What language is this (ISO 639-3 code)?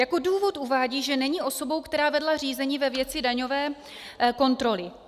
ces